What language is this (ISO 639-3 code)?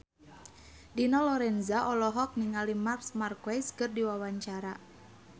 sun